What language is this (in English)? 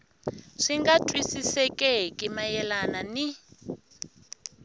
Tsonga